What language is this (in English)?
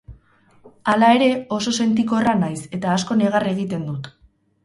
Basque